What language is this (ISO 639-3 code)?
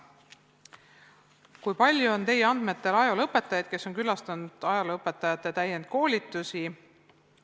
est